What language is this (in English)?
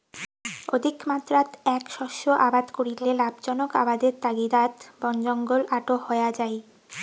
Bangla